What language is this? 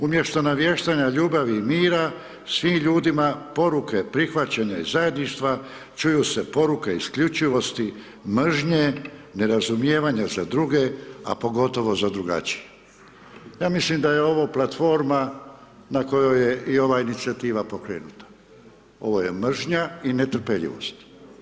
Croatian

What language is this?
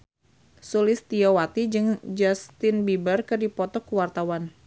Sundanese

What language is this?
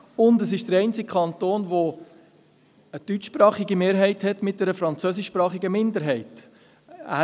Swiss German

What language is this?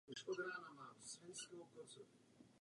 Czech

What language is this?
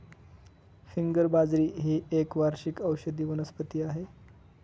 Marathi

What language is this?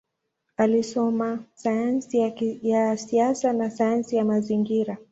Swahili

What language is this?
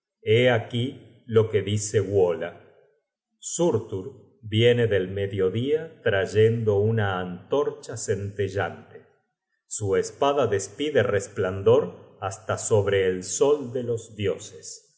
Spanish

